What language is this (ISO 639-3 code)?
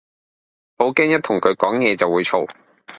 yue